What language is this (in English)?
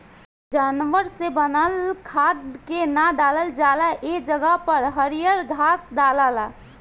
Bhojpuri